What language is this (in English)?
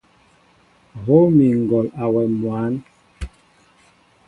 Mbo (Cameroon)